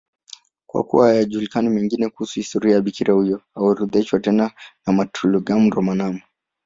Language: Swahili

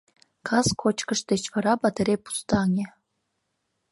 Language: Mari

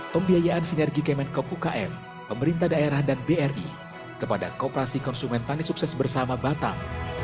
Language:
Indonesian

